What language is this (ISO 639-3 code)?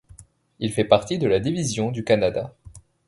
fra